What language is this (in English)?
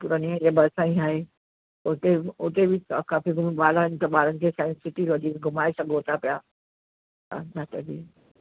Sindhi